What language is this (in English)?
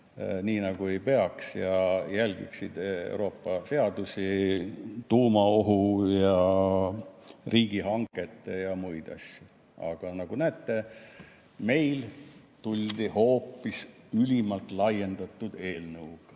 Estonian